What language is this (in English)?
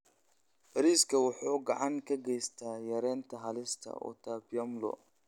Somali